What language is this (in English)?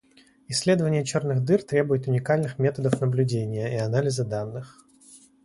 Russian